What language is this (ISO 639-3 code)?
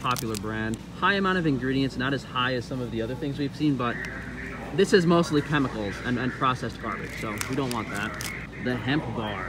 eng